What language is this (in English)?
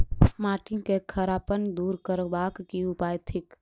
Maithili